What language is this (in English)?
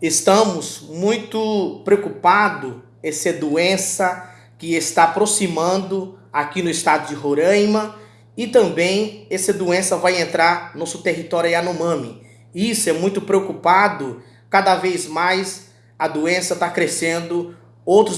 Portuguese